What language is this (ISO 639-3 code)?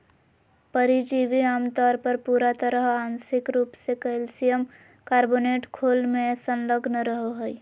mag